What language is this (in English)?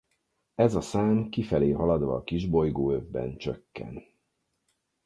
Hungarian